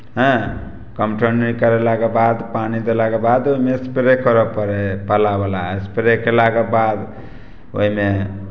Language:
Maithili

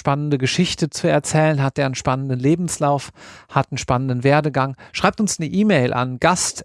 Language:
German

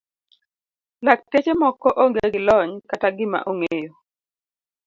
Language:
Luo (Kenya and Tanzania)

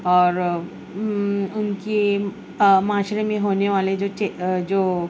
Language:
Urdu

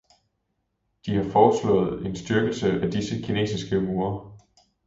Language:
Danish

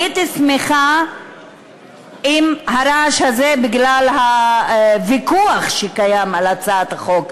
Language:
Hebrew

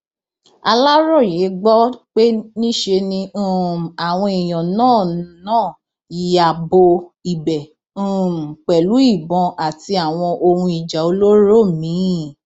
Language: Yoruba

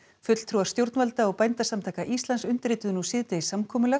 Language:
Icelandic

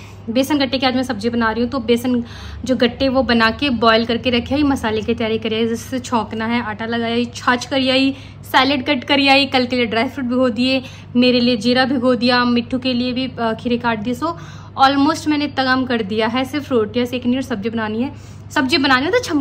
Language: Hindi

